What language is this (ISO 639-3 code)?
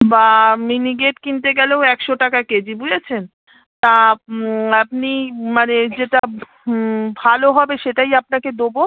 ben